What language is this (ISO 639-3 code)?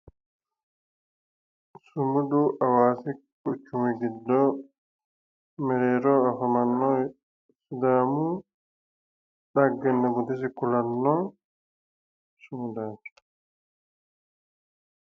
sid